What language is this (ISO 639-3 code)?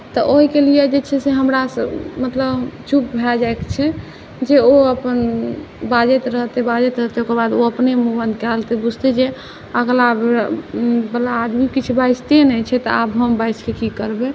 mai